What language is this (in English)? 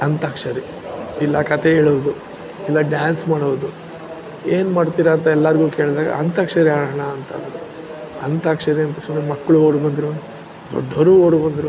Kannada